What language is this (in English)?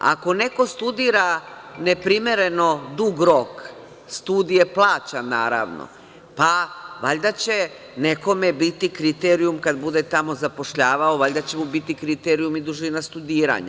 Serbian